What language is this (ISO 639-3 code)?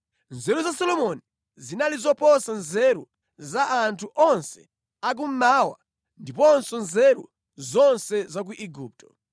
nya